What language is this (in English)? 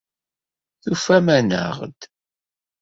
Kabyle